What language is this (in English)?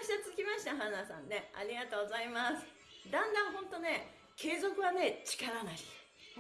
Japanese